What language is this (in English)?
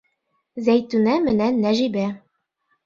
Bashkir